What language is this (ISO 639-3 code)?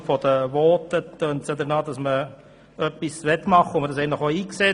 gsw